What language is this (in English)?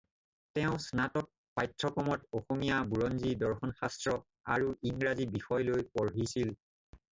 Assamese